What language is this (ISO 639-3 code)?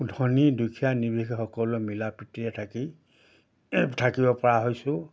asm